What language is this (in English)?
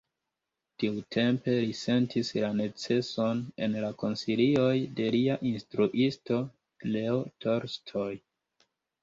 Esperanto